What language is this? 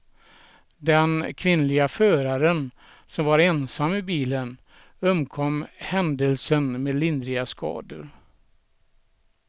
Swedish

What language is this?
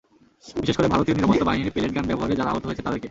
Bangla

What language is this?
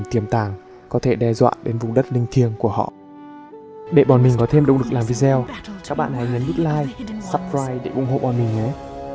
Vietnamese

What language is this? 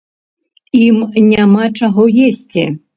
Belarusian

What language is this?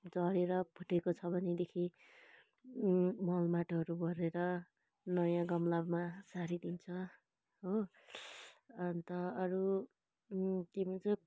Nepali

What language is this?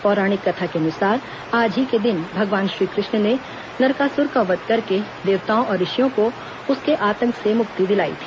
Hindi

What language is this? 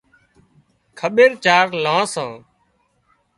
Wadiyara Koli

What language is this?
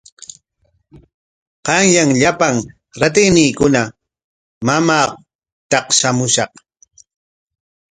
Corongo Ancash Quechua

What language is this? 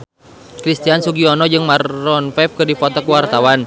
Sundanese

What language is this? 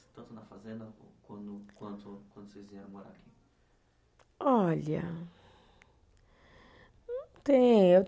Portuguese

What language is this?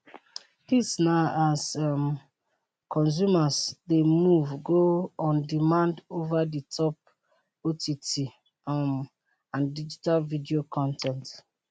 Nigerian Pidgin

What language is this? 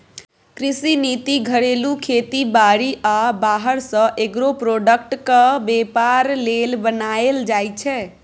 Maithili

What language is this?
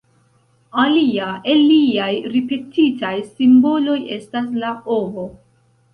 Esperanto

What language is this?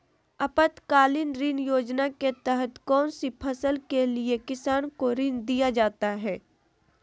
Magahi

